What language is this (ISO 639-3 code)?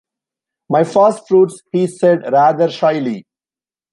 eng